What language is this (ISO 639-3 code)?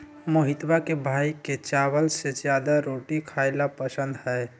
mag